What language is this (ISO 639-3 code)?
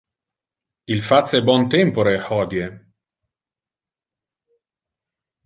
ina